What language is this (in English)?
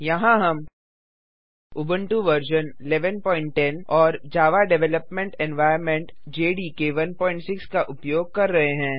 Hindi